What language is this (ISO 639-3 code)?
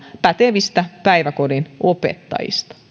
fin